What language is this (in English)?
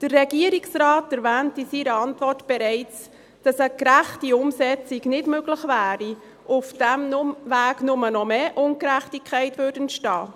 Swiss German